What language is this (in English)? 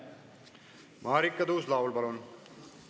Estonian